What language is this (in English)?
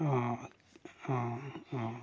Assamese